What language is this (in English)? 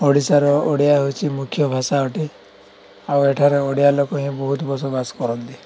Odia